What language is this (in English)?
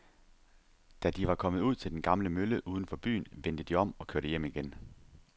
Danish